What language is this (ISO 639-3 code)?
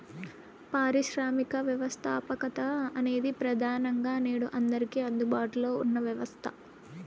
tel